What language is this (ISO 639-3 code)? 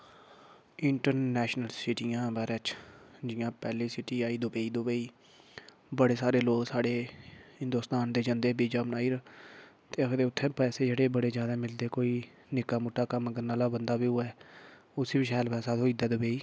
doi